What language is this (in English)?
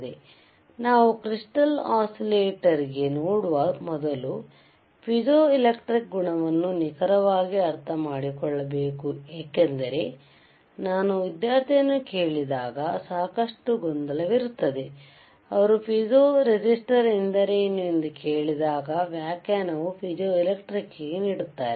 Kannada